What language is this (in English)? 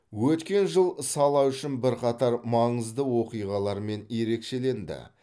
Kazakh